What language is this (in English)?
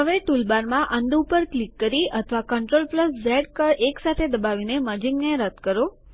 Gujarati